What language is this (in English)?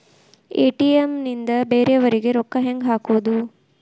Kannada